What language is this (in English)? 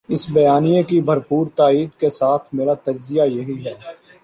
Urdu